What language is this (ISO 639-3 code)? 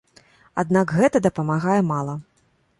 bel